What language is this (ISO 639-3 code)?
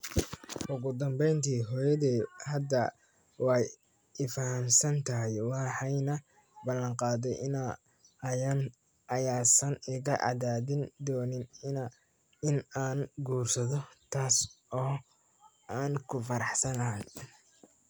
som